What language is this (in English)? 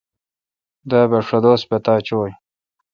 Kalkoti